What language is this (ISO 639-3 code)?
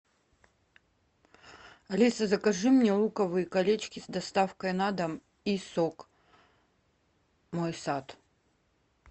rus